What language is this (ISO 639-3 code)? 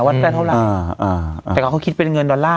tha